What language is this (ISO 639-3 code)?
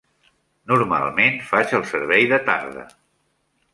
cat